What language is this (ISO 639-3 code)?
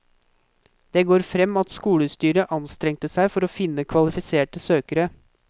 nor